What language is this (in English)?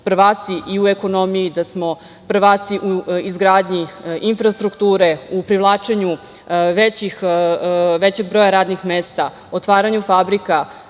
Serbian